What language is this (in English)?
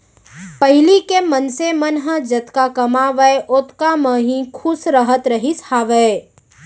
Chhattisgarhi